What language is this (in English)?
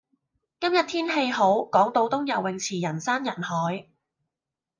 Cantonese